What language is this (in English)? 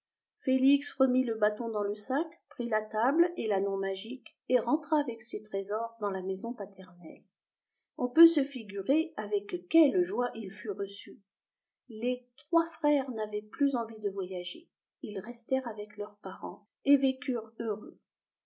French